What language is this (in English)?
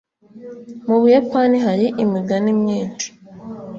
Kinyarwanda